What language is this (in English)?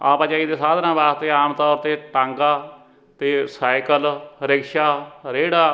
Punjabi